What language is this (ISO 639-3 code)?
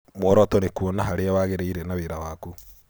kik